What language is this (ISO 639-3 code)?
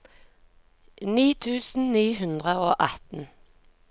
nor